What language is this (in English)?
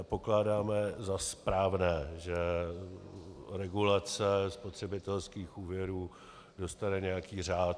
Czech